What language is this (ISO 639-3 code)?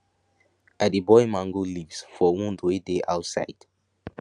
pcm